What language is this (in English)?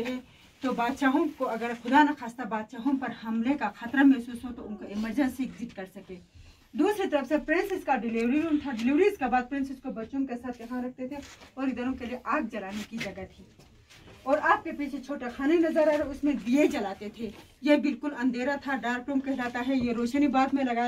Hindi